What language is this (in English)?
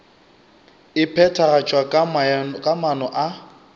Northern Sotho